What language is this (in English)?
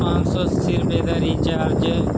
Punjabi